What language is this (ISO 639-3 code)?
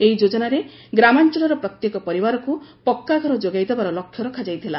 ori